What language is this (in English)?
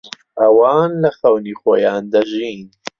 Central Kurdish